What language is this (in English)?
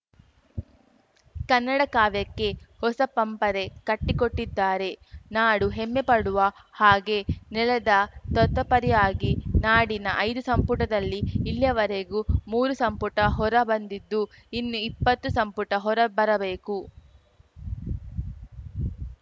Kannada